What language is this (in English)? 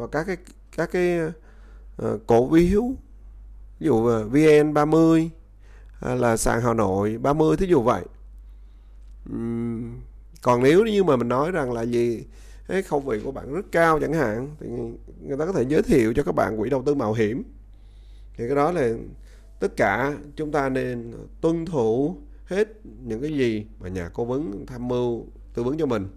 Vietnamese